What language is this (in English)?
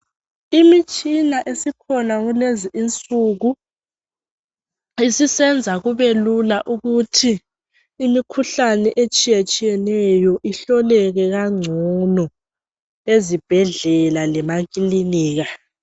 North Ndebele